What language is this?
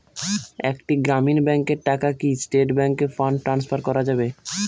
Bangla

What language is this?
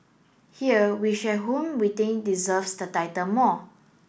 English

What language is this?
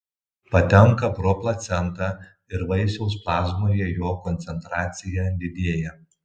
Lithuanian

